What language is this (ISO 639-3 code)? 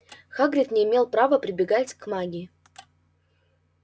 rus